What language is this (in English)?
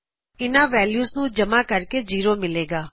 Punjabi